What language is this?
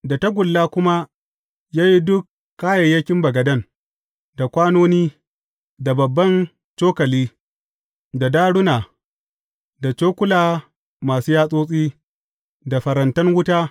Hausa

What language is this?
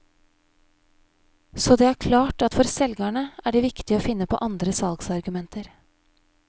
Norwegian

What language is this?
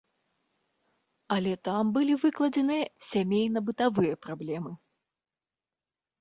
Belarusian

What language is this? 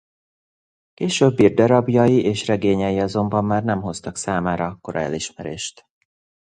Hungarian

